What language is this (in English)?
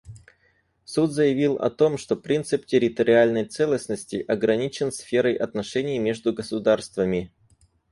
Russian